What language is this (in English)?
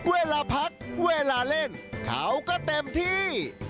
Thai